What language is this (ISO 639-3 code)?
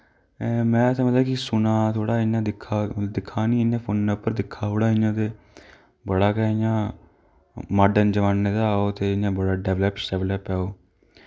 doi